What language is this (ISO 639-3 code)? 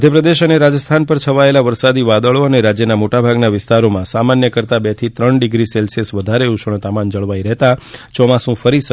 guj